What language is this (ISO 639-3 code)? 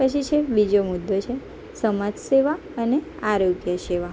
guj